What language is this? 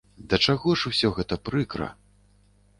Belarusian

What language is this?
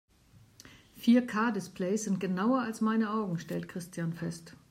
German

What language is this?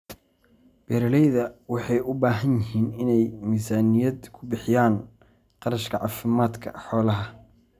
Somali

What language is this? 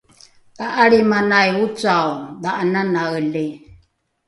Rukai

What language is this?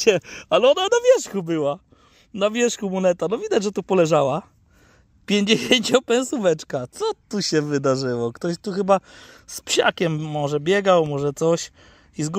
Polish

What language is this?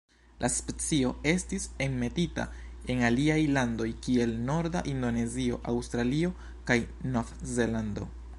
Esperanto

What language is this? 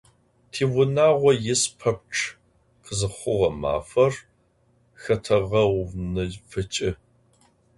Adyghe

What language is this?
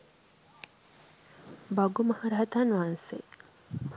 Sinhala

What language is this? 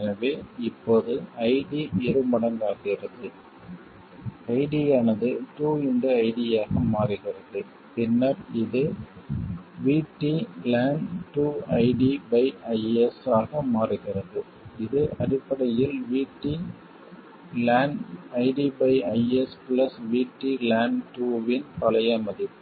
Tamil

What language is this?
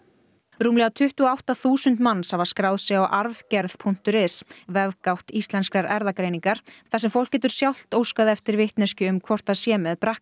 Icelandic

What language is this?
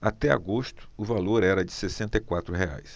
Portuguese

